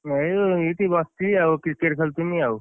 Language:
Odia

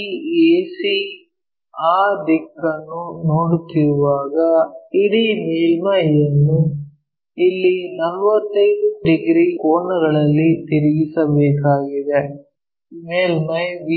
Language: Kannada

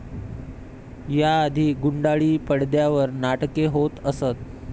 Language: Marathi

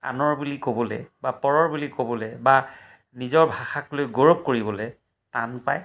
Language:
Assamese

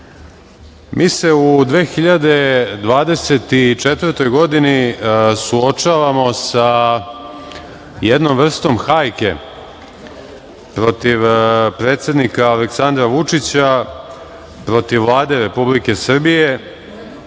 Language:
Serbian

